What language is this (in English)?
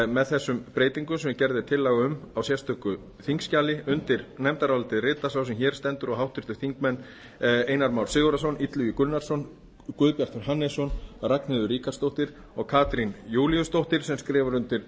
Icelandic